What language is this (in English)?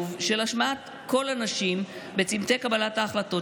Hebrew